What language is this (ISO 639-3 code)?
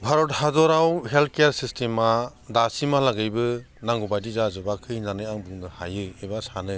brx